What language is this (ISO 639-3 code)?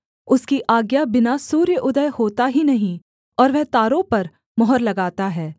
hin